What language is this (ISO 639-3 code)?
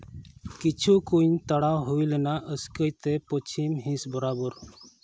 sat